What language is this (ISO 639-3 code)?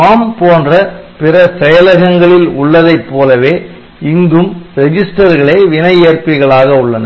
tam